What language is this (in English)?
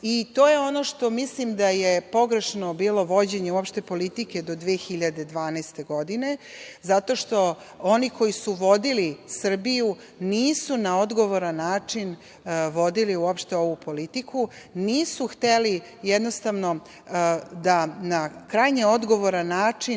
Serbian